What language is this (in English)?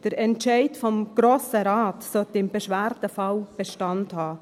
Swiss German